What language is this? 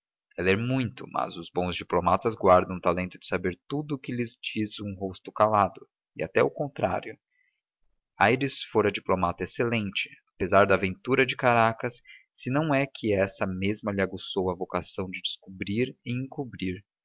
Portuguese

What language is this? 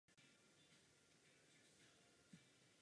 Czech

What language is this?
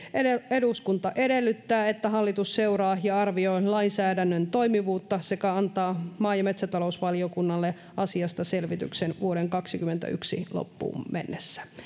Finnish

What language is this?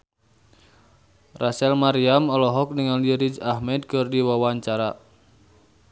Sundanese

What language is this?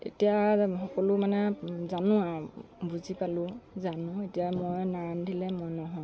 Assamese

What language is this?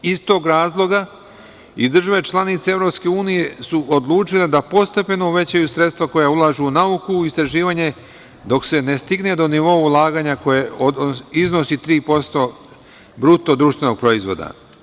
Serbian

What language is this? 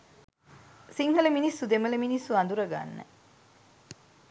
Sinhala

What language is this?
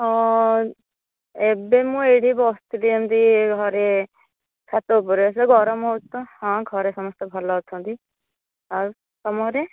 Odia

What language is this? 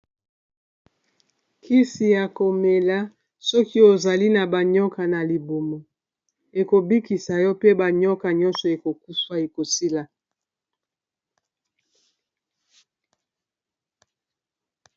Lingala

